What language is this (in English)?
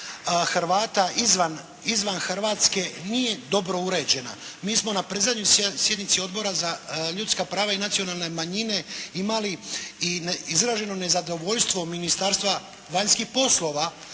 Croatian